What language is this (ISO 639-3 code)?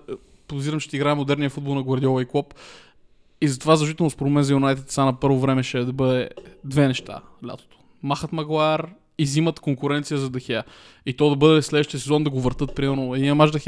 bul